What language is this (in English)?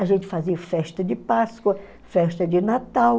Portuguese